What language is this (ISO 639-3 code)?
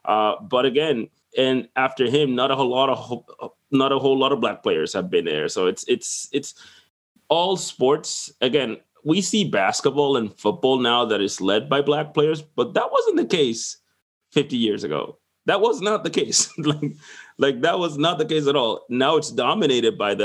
eng